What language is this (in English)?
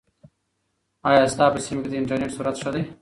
Pashto